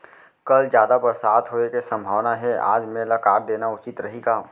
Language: Chhattisgarhi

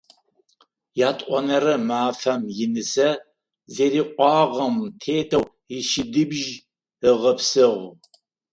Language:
Adyghe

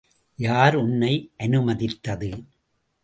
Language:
Tamil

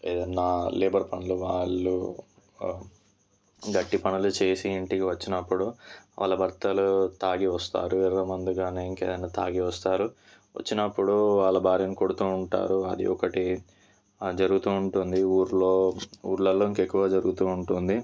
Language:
Telugu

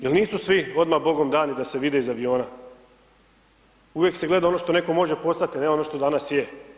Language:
Croatian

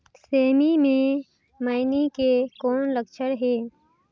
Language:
Chhattisgarhi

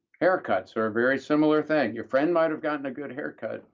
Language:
English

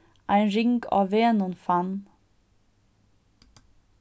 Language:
Faroese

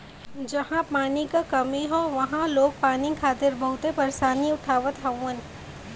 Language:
Bhojpuri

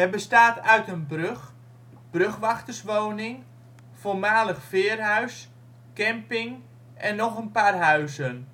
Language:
Dutch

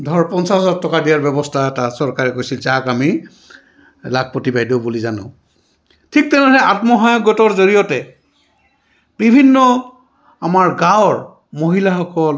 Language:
Assamese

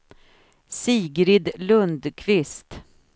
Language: Swedish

